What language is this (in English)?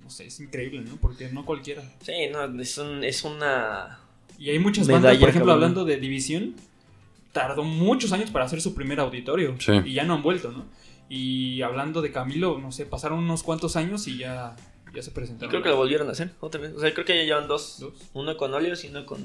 Spanish